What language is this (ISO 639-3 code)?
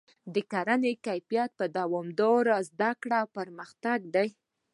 pus